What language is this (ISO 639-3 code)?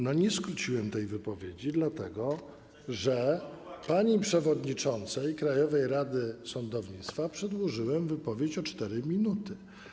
pol